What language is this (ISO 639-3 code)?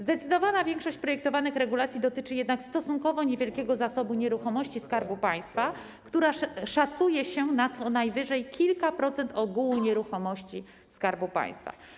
pol